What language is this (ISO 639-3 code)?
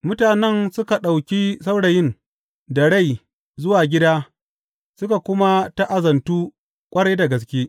hau